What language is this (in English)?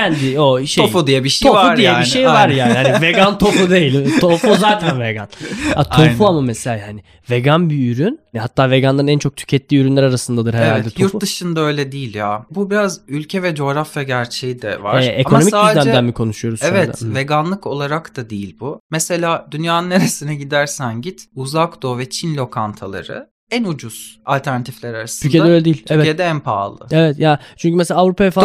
Turkish